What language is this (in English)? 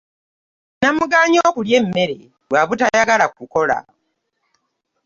Ganda